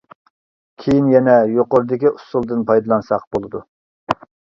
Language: Uyghur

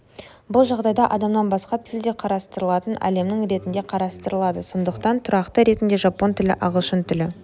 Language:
Kazakh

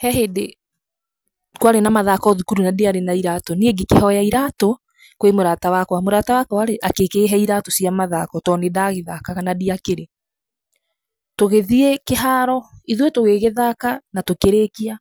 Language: Kikuyu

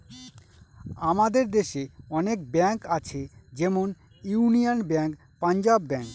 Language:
Bangla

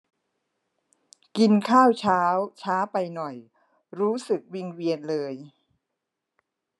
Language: Thai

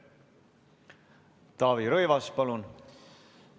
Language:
Estonian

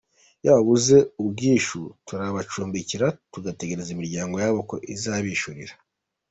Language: Kinyarwanda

